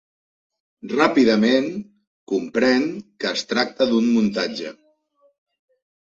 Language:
Catalan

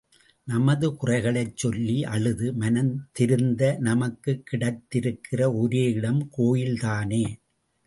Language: Tamil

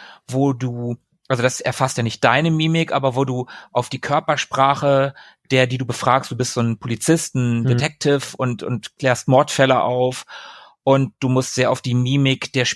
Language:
German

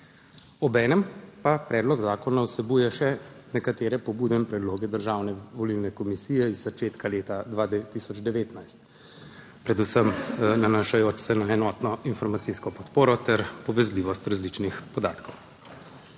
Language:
Slovenian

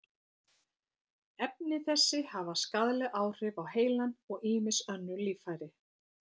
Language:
Icelandic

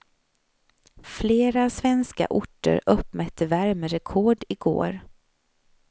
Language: Swedish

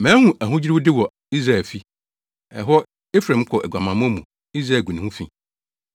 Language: Akan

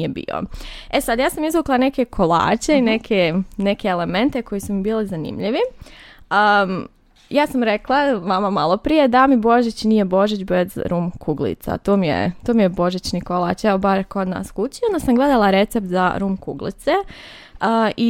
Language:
Croatian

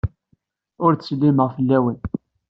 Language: Kabyle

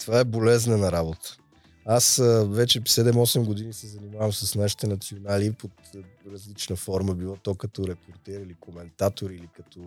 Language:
Bulgarian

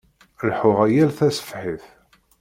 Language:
Kabyle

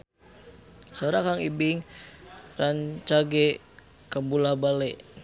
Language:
Sundanese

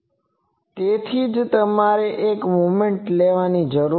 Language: Gujarati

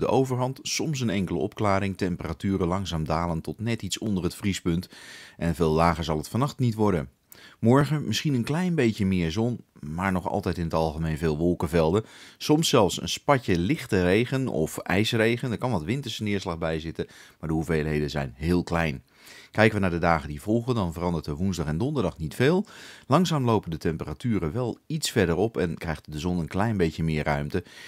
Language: Dutch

